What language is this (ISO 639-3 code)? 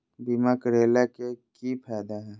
mag